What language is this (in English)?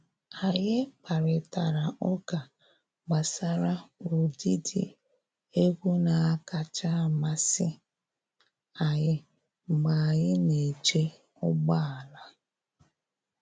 Igbo